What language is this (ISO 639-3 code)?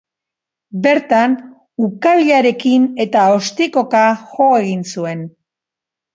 eus